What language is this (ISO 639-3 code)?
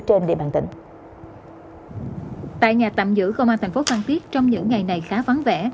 vie